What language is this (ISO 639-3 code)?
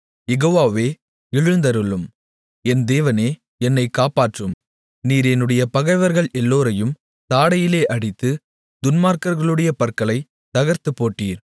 tam